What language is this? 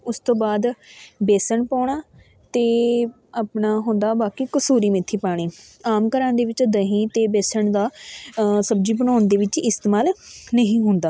Punjabi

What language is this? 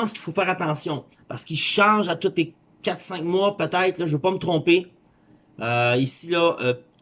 French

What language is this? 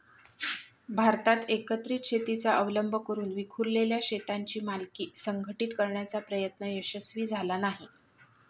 Marathi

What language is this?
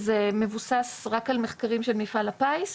Hebrew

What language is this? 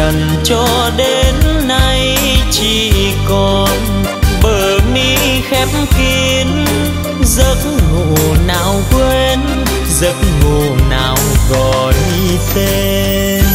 Vietnamese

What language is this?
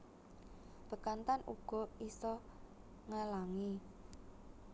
Javanese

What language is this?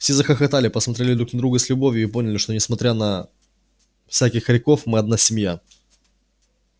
Russian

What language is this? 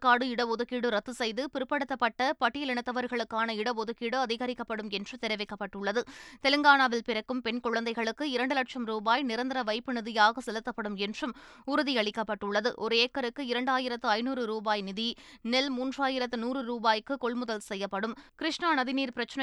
Tamil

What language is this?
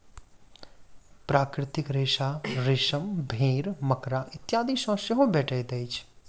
Maithili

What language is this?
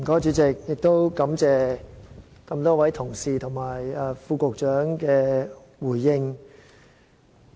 Cantonese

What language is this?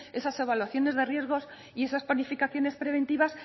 Spanish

